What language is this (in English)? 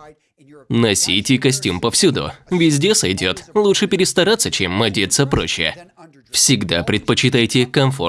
Russian